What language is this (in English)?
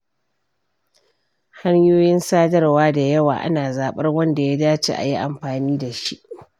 Hausa